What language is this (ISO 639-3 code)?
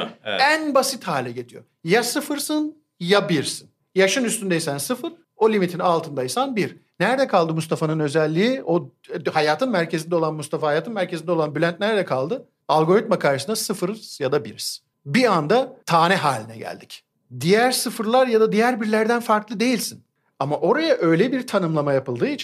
tur